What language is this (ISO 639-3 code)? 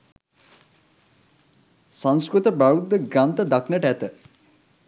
sin